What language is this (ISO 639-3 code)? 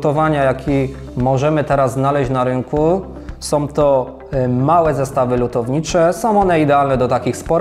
pol